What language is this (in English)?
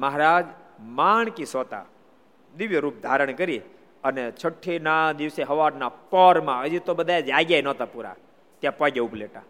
Gujarati